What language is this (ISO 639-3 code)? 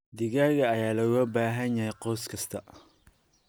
som